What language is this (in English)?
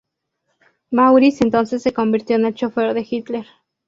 Spanish